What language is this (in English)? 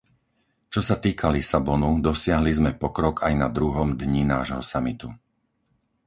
Slovak